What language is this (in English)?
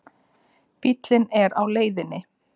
Icelandic